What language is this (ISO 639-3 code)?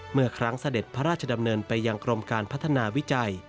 tha